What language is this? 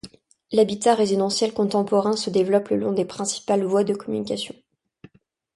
French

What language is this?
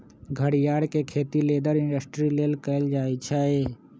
Magahi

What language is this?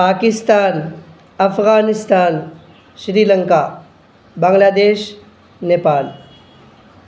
Urdu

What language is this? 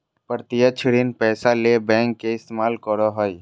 Magahi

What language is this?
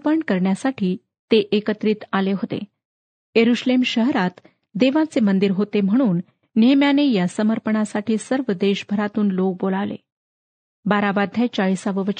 Marathi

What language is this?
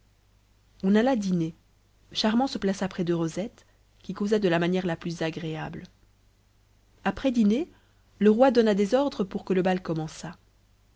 French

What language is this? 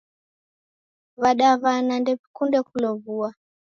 Taita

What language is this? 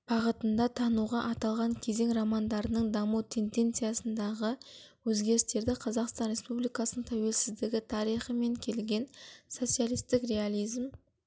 Kazakh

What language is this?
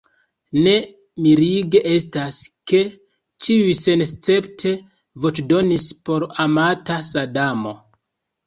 Esperanto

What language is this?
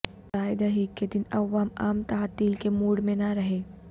Urdu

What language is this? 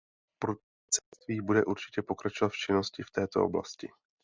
Czech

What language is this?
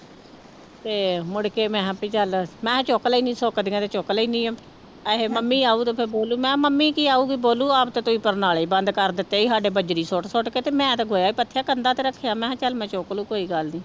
Punjabi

